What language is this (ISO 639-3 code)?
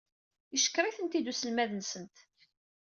kab